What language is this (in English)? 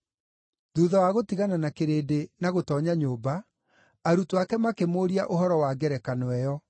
Kikuyu